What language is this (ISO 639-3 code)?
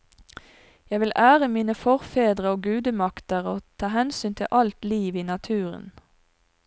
nor